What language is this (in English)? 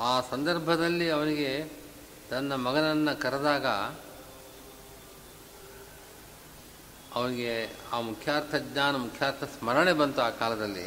Kannada